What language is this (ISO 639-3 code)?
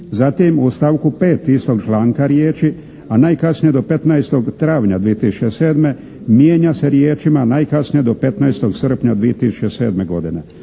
hrv